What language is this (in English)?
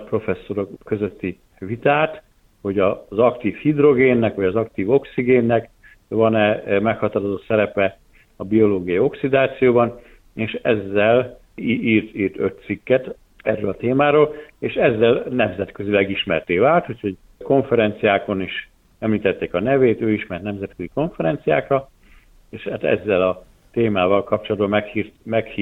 Hungarian